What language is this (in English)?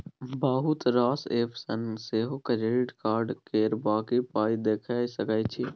Maithili